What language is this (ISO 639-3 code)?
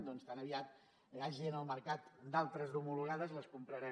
cat